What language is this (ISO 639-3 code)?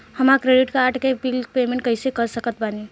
bho